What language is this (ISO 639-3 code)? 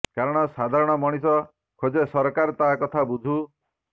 ori